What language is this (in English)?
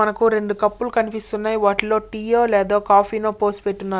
Telugu